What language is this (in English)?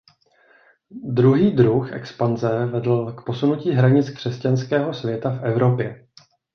Czech